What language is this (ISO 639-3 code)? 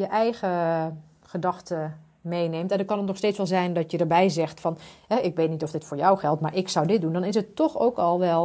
nld